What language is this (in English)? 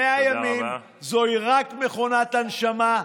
Hebrew